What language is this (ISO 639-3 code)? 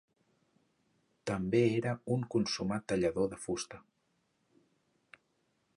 cat